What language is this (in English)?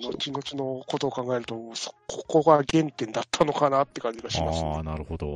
Japanese